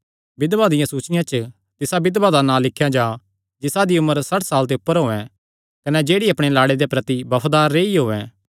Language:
Kangri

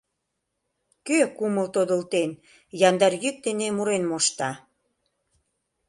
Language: Mari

